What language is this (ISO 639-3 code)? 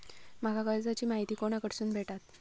mar